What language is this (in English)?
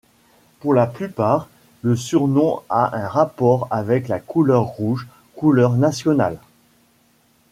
French